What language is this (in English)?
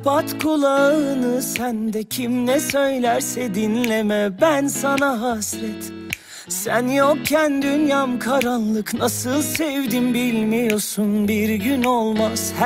Turkish